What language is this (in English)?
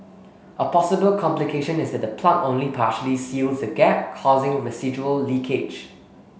English